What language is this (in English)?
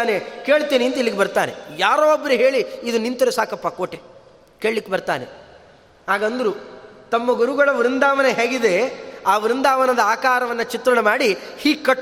Kannada